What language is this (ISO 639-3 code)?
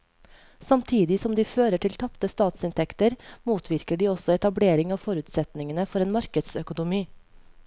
nor